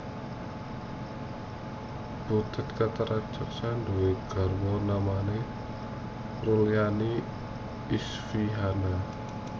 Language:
Javanese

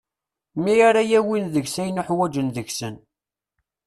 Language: Kabyle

